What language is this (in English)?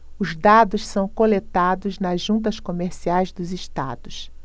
Portuguese